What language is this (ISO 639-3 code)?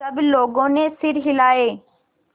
hin